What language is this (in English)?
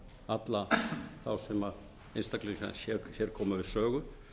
Icelandic